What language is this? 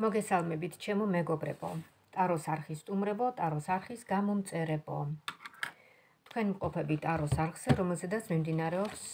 Romanian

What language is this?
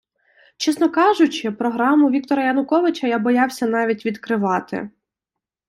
Ukrainian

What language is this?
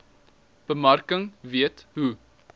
Afrikaans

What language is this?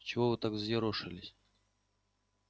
Russian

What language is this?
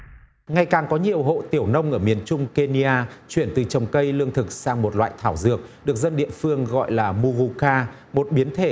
Vietnamese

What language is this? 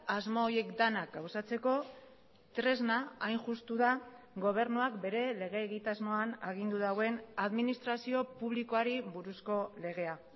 Basque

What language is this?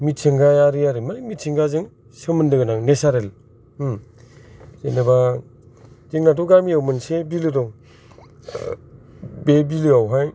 Bodo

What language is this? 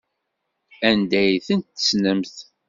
Kabyle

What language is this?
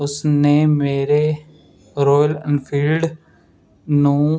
Punjabi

